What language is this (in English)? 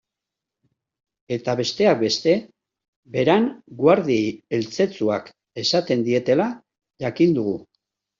Basque